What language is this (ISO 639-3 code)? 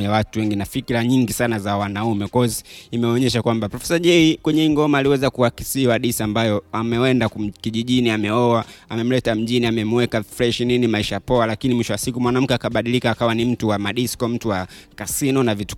swa